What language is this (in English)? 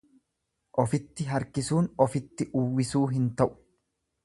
Oromo